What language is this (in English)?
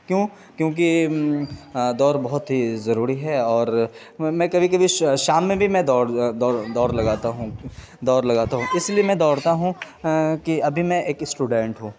Urdu